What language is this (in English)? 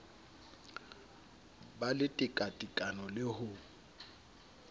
Southern Sotho